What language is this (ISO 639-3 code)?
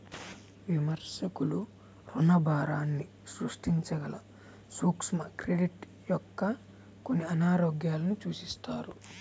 tel